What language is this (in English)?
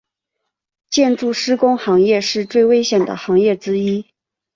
Chinese